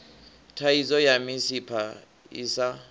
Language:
Venda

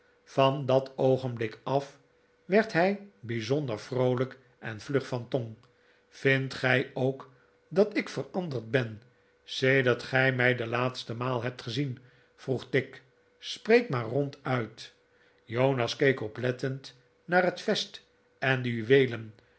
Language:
Dutch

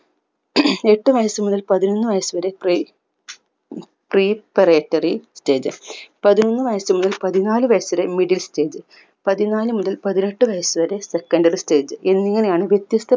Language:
Malayalam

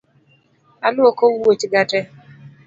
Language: Luo (Kenya and Tanzania)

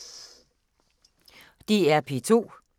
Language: Danish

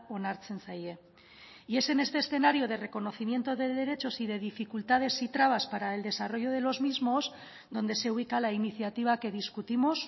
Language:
Spanish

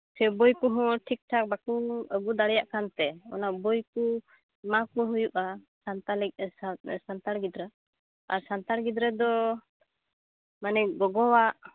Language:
Santali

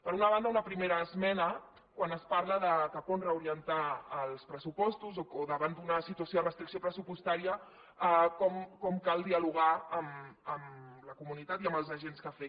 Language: Catalan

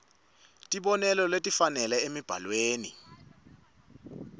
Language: Swati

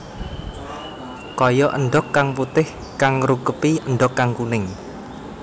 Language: Javanese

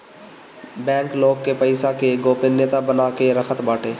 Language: Bhojpuri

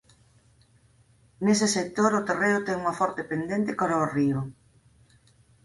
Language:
Galician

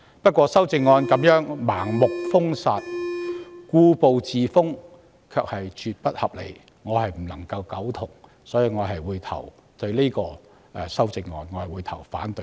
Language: Cantonese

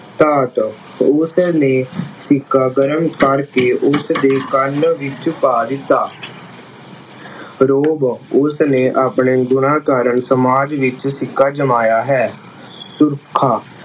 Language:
Punjabi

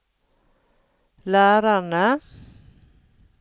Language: Norwegian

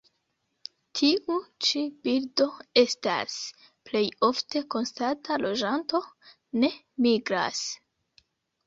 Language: Esperanto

